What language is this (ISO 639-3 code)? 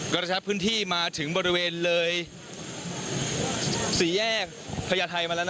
tha